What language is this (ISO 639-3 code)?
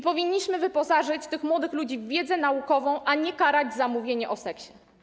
pol